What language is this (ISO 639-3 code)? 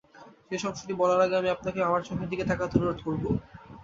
ben